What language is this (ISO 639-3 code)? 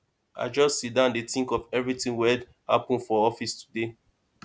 pcm